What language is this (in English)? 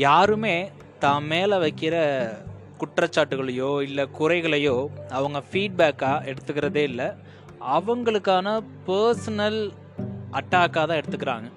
Tamil